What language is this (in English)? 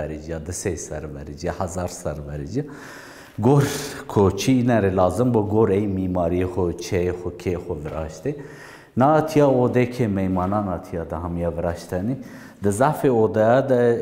Turkish